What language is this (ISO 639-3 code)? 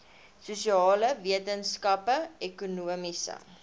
afr